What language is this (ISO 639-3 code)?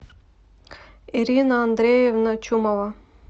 rus